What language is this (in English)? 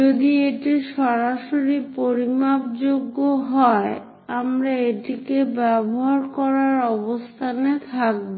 Bangla